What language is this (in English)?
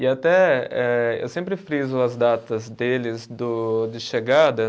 Portuguese